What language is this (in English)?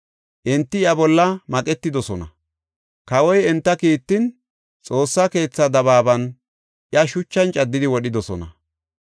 Gofa